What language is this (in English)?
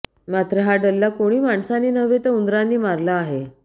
Marathi